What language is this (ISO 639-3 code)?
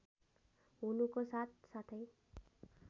nep